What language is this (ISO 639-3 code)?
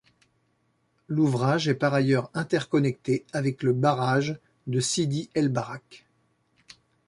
fra